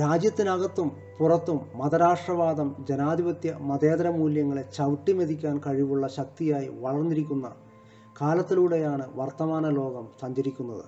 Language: Malayalam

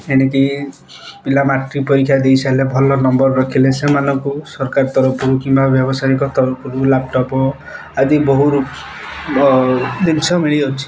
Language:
Odia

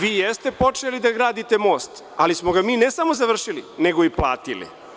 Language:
Serbian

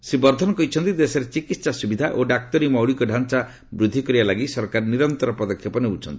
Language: Odia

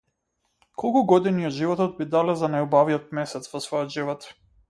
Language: Macedonian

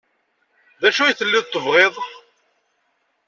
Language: Kabyle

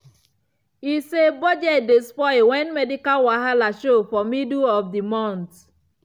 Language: Nigerian Pidgin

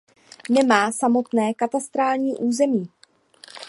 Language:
Czech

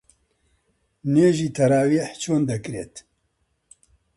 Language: Central Kurdish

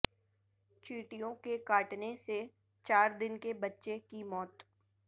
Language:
Urdu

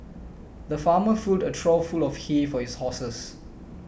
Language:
English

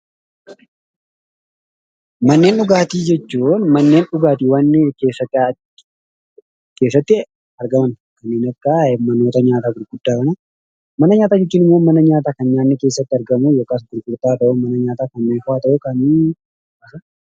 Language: Oromo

